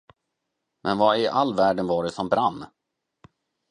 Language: Swedish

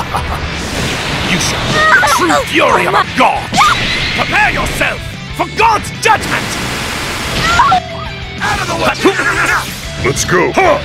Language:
English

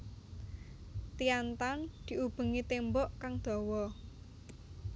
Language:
Javanese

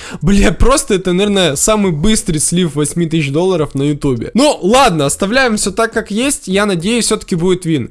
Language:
Russian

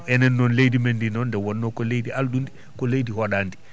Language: Fula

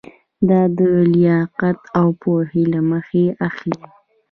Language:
Pashto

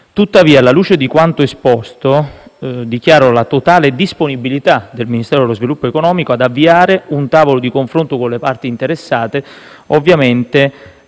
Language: Italian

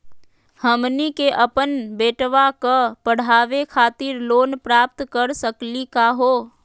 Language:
Magahi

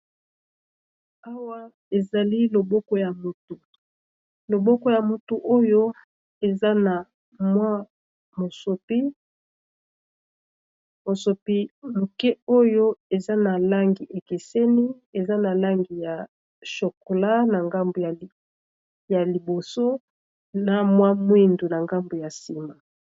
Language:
Lingala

